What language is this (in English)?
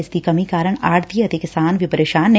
Punjabi